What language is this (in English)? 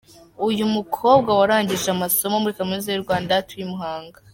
Kinyarwanda